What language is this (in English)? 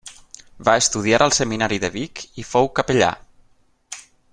Catalan